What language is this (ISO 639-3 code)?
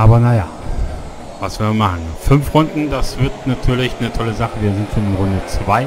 deu